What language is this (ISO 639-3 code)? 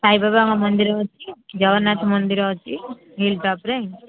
ori